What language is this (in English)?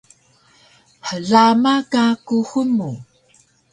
Taroko